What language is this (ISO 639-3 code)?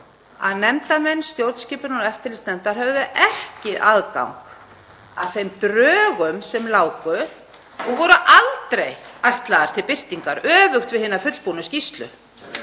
isl